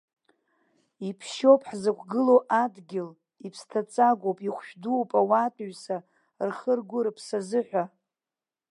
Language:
Abkhazian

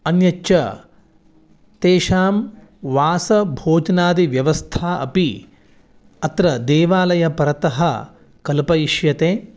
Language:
Sanskrit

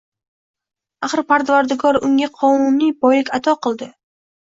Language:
Uzbek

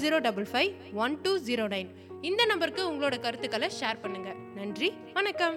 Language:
Tamil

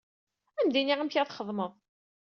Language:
Kabyle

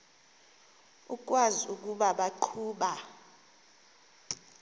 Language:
Xhosa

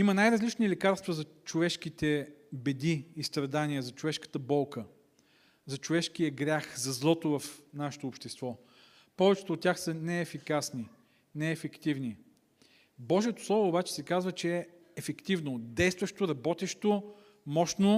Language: Bulgarian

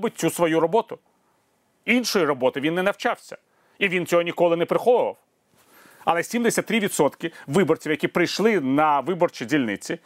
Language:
Ukrainian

